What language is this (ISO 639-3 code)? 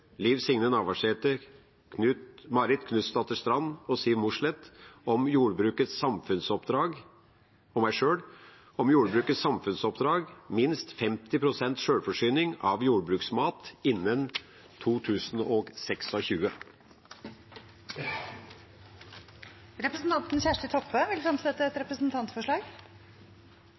nno